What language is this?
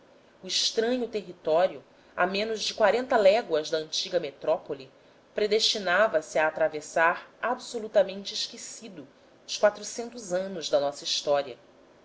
Portuguese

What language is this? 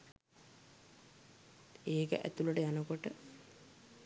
Sinhala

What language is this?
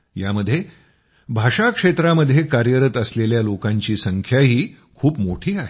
Marathi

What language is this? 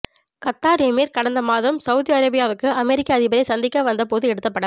Tamil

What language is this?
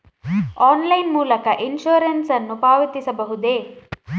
Kannada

